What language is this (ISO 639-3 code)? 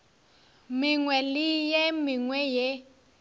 nso